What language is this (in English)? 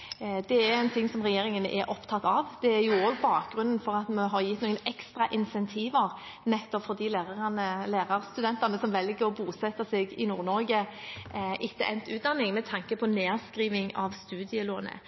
Norwegian Bokmål